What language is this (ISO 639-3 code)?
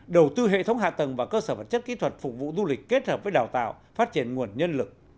vie